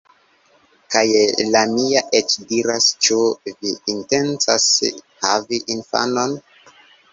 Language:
Esperanto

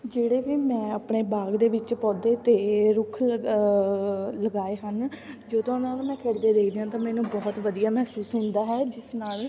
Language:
Punjabi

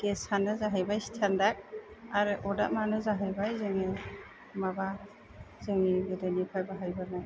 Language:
Bodo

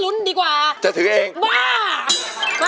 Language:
Thai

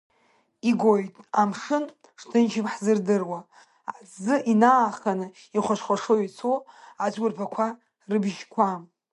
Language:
Abkhazian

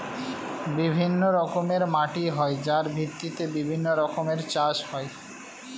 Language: Bangla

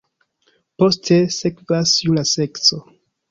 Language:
Esperanto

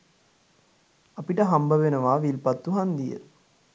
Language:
Sinhala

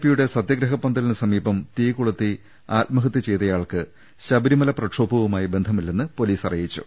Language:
Malayalam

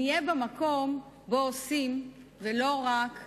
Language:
Hebrew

